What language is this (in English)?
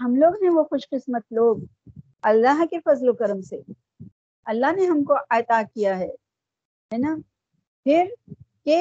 Urdu